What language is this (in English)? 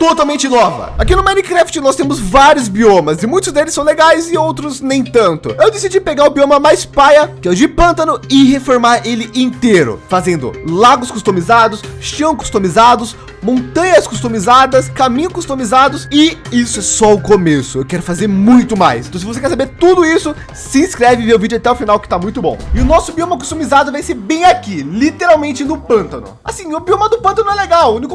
Portuguese